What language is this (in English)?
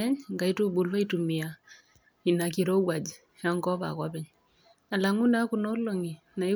Masai